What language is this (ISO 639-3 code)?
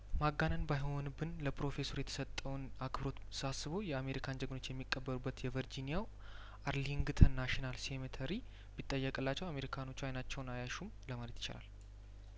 amh